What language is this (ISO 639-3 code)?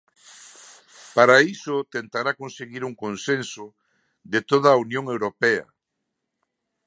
glg